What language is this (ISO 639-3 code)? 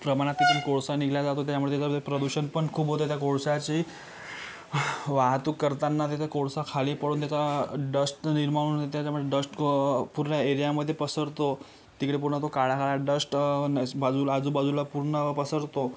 mar